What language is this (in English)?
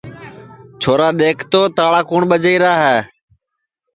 Sansi